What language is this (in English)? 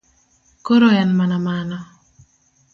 Luo (Kenya and Tanzania)